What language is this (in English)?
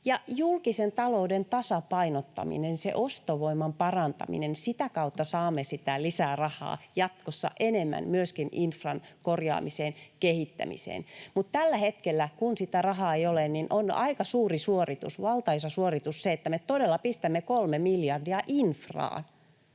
Finnish